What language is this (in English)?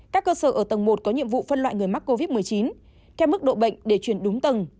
Vietnamese